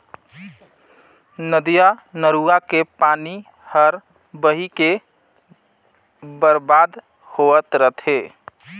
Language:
Chhattisgarhi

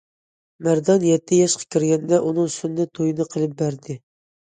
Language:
Uyghur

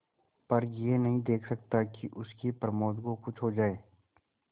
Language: Hindi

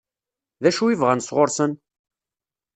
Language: Kabyle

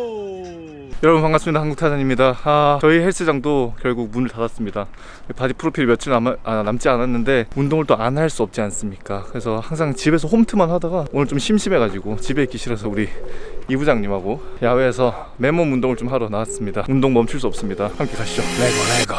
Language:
Korean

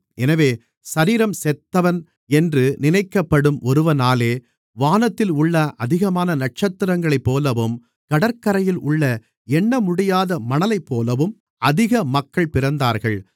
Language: Tamil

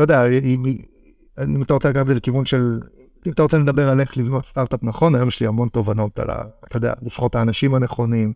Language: Hebrew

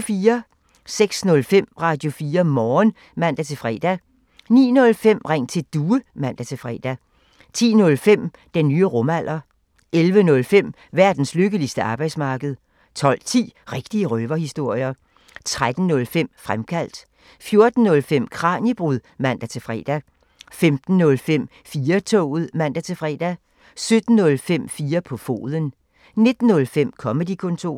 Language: Danish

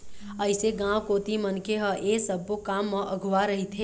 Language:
Chhattisgarhi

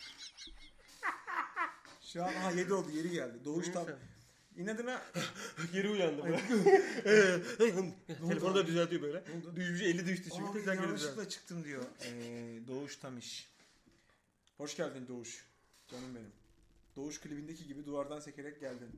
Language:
Turkish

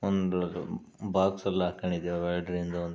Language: Kannada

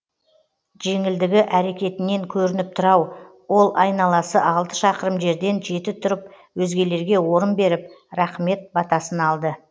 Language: Kazakh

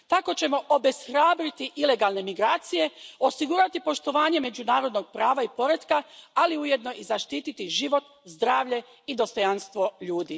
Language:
Croatian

